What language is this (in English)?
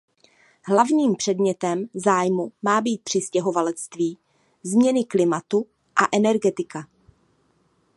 Czech